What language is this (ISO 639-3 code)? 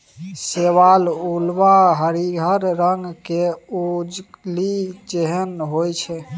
mai